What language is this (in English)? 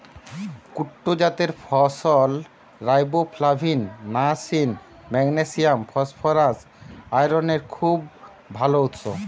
Bangla